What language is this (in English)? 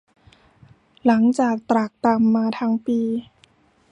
Thai